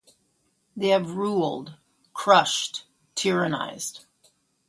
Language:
English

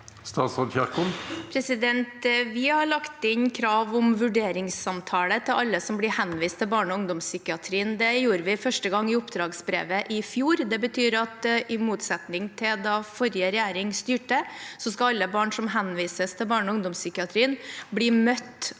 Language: Norwegian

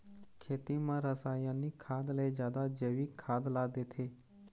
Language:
Chhattisgarhi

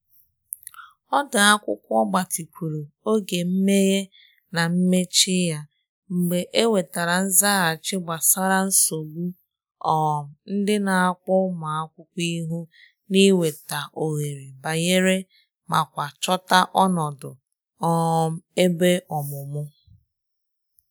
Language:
Igbo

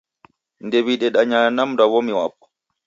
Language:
Taita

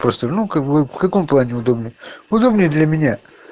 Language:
Russian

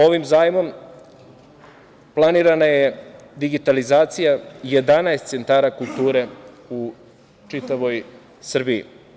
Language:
Serbian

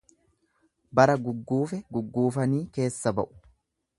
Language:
Oromo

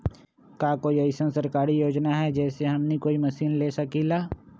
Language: Magahi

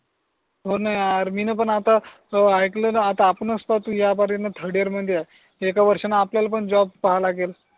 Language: Marathi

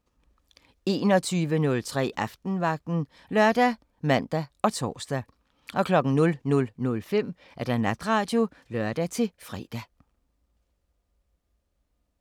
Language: Danish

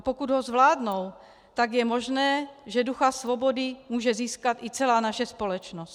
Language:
Czech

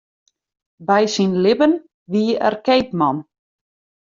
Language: Western Frisian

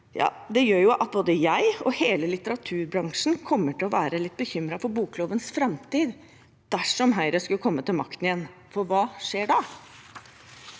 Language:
Norwegian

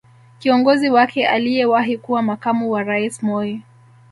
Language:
Swahili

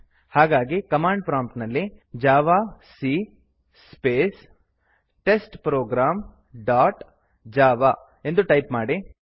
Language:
Kannada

